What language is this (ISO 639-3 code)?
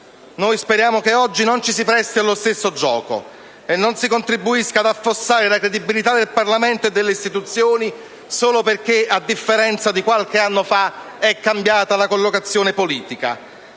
ita